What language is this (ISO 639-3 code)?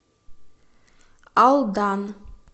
rus